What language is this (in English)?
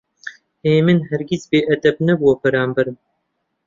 Central Kurdish